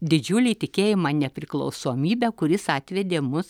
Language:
Lithuanian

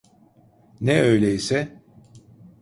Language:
Turkish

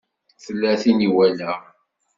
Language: Kabyle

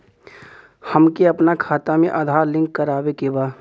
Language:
Bhojpuri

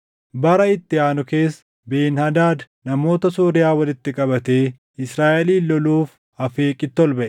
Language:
Oromo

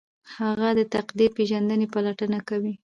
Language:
Pashto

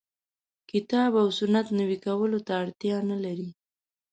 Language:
Pashto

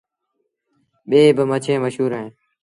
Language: Sindhi Bhil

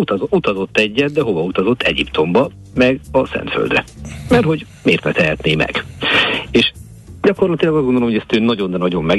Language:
Hungarian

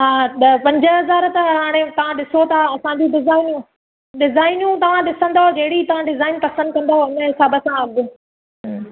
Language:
Sindhi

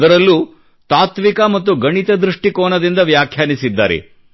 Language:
Kannada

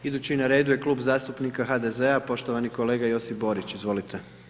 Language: Croatian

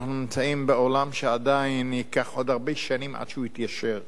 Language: Hebrew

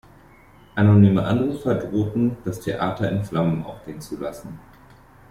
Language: German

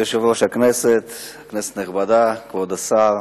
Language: Hebrew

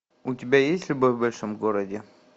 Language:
Russian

